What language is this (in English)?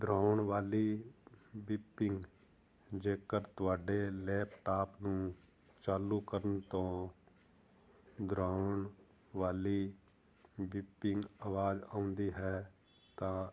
Punjabi